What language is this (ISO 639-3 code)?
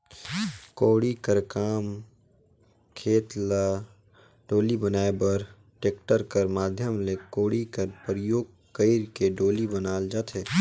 hne